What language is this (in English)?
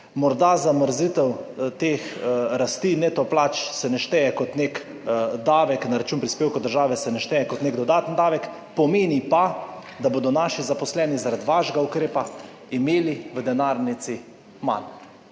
Slovenian